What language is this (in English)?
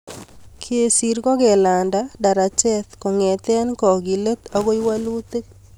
Kalenjin